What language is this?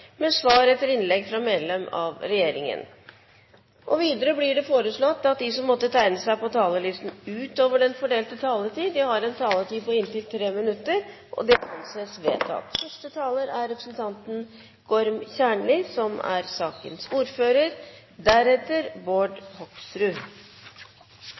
Norwegian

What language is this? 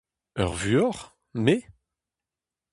Breton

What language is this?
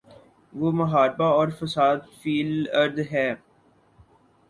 Urdu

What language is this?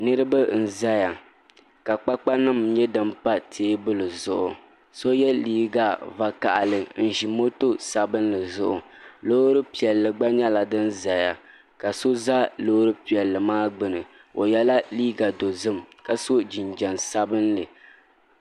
Dagbani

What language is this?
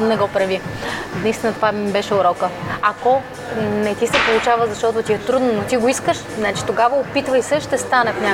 Bulgarian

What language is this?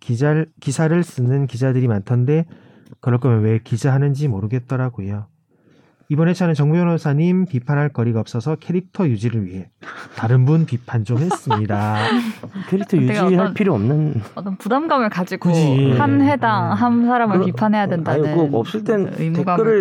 Korean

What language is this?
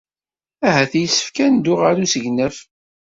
Kabyle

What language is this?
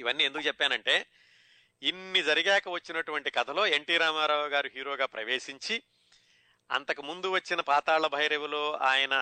Telugu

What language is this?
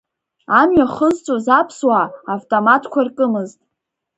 Abkhazian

